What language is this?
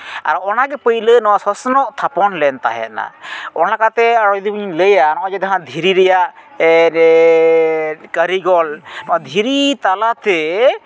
Santali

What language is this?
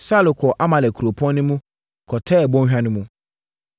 Akan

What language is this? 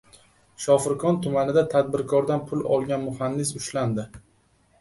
Uzbek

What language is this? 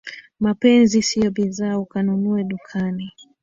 Swahili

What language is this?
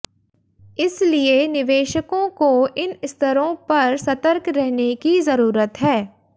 Hindi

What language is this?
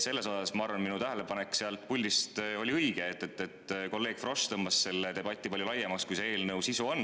Estonian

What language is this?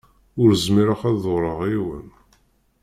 Kabyle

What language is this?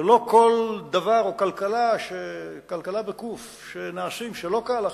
Hebrew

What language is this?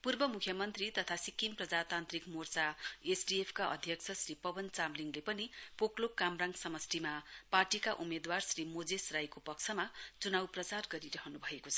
Nepali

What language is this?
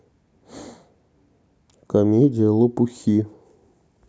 Russian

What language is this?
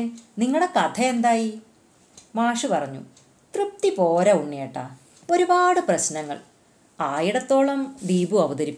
Malayalam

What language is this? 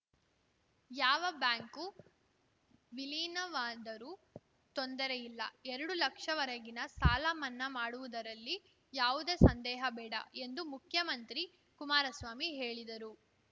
Kannada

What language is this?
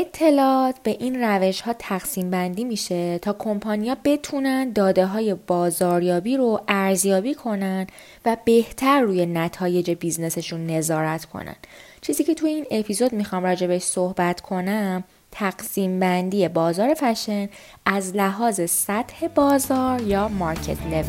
Persian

